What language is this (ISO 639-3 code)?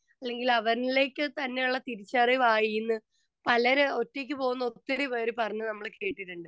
mal